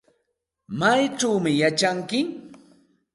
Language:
Santa Ana de Tusi Pasco Quechua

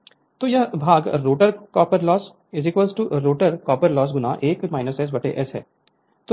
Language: Hindi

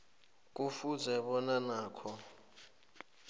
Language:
South Ndebele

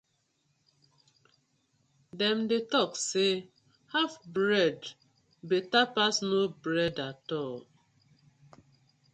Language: Nigerian Pidgin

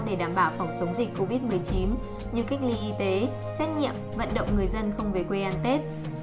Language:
Vietnamese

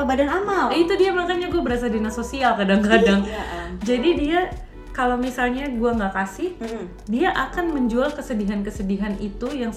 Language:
Indonesian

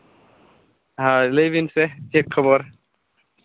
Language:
Santali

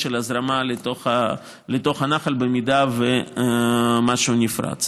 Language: Hebrew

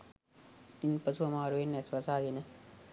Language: Sinhala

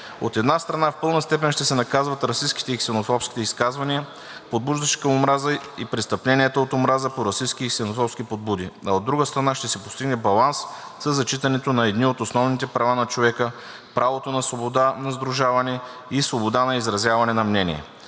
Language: Bulgarian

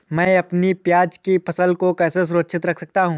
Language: Hindi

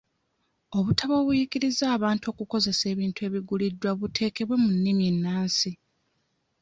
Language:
Ganda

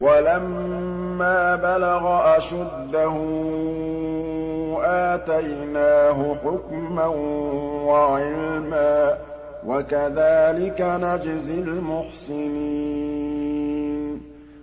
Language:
Arabic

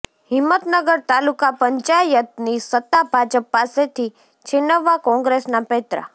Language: Gujarati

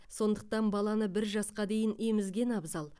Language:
Kazakh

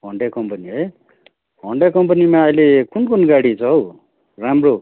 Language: Nepali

